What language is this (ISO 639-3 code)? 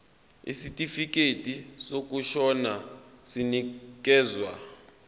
zul